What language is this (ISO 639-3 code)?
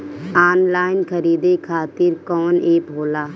bho